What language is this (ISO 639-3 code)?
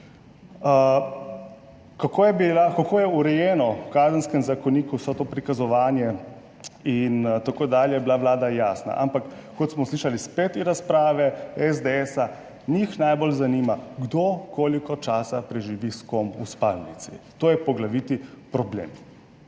slv